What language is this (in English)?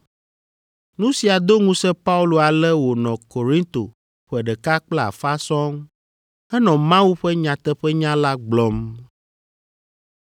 Ewe